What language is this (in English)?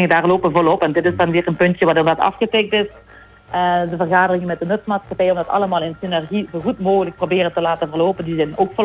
Dutch